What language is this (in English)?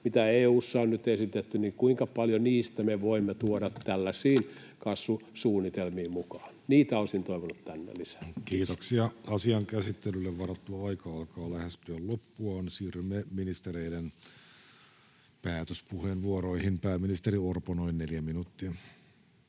Finnish